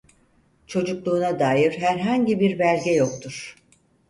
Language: Turkish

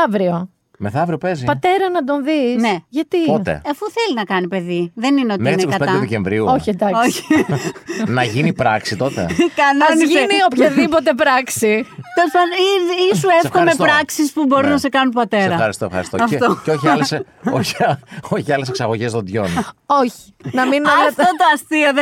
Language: Greek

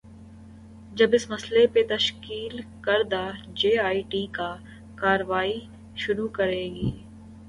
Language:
Urdu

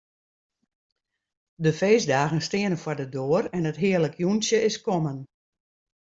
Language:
Western Frisian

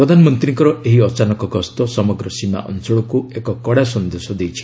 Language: Odia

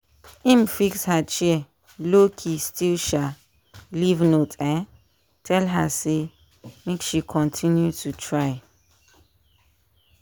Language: Nigerian Pidgin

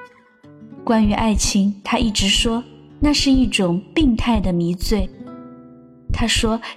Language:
Chinese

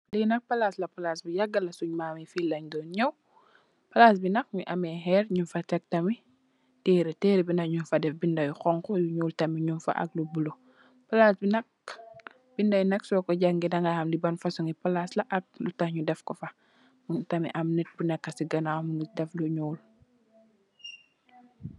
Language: Wolof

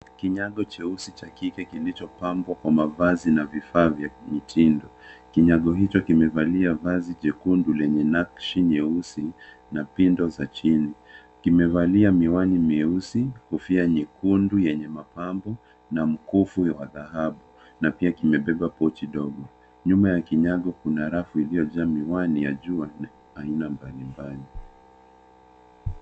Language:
Swahili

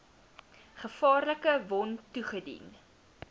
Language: Afrikaans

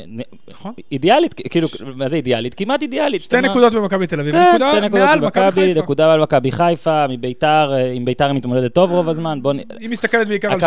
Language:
Hebrew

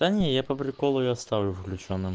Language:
Russian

